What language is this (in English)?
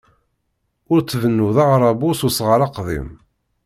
Kabyle